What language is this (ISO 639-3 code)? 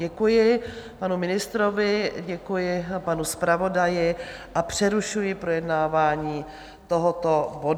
ces